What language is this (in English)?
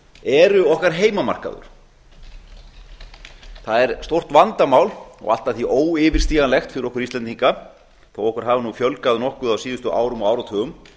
Icelandic